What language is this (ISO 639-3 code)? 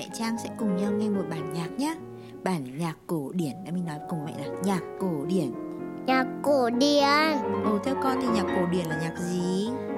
vie